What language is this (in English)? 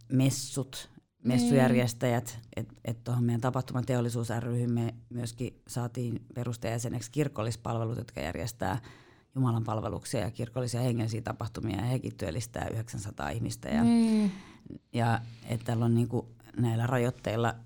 Finnish